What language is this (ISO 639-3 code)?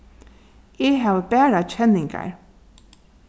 fao